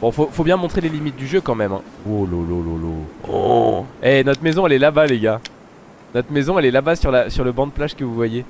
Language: French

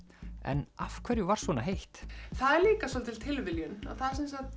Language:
Icelandic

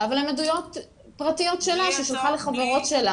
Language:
Hebrew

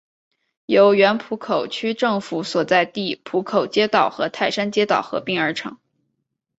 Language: Chinese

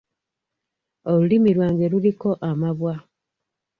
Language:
Ganda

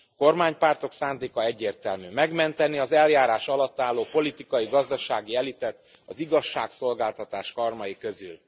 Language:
Hungarian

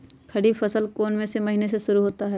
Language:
Magahi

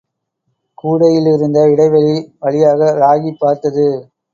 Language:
Tamil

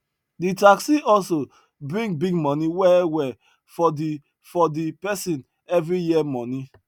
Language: Nigerian Pidgin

